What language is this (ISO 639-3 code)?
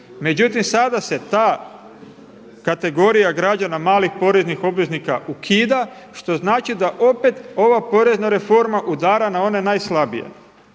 hrv